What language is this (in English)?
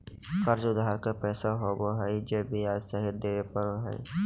Magahi